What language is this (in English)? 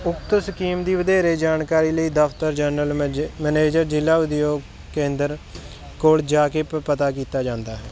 Punjabi